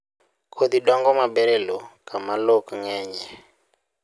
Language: Luo (Kenya and Tanzania)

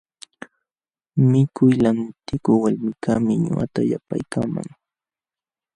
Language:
Jauja Wanca Quechua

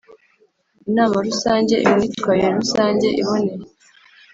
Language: Kinyarwanda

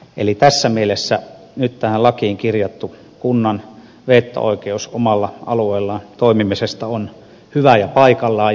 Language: Finnish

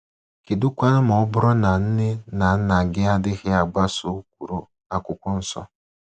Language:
Igbo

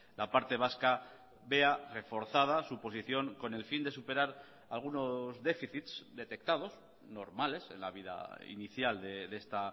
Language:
Spanish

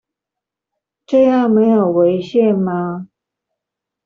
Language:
Chinese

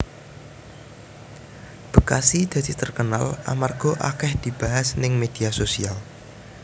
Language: Javanese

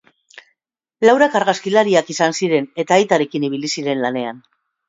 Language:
Basque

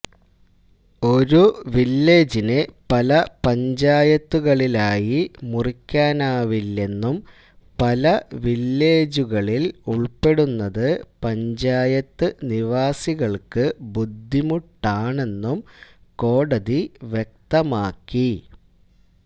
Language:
Malayalam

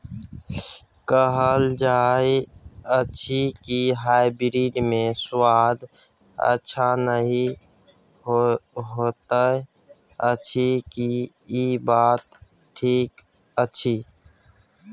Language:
Maithili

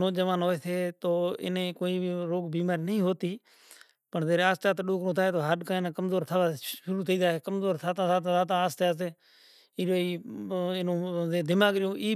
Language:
Kachi Koli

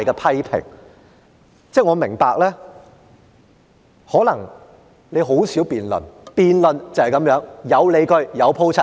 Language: Cantonese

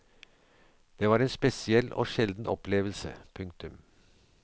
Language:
Norwegian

